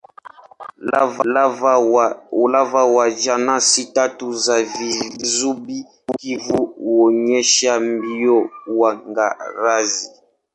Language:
Swahili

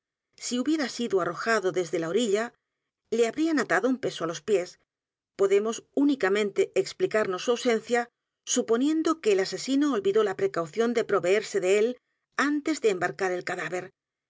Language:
Spanish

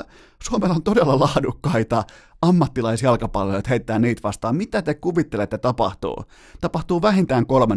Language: Finnish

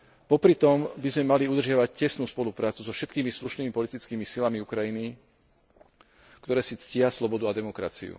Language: Slovak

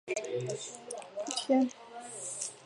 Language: Chinese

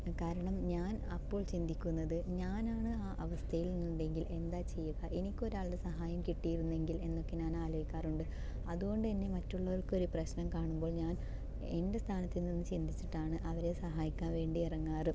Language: Malayalam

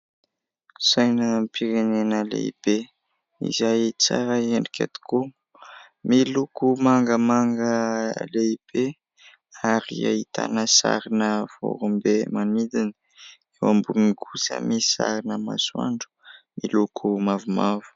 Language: Malagasy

